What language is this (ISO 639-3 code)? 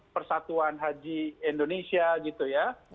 ind